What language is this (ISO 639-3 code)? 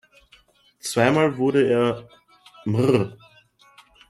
deu